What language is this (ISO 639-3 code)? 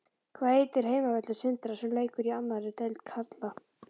isl